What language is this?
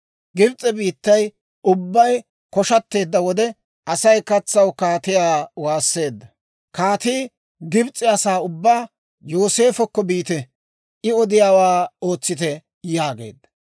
Dawro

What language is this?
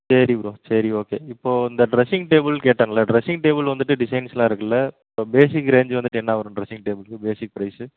Tamil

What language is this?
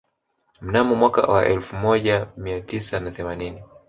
Swahili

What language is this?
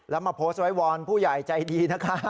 Thai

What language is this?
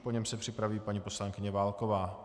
Czech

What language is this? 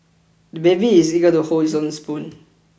English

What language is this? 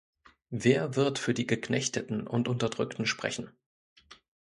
German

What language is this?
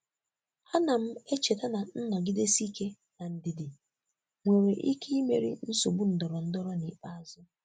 Igbo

